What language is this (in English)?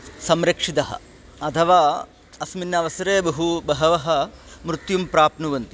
Sanskrit